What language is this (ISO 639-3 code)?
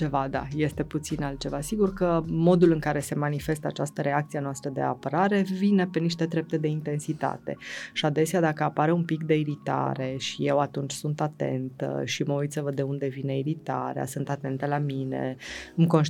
ron